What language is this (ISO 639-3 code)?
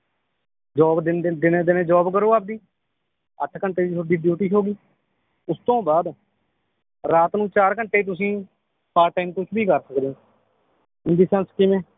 pan